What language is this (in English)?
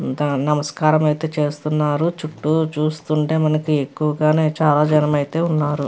Telugu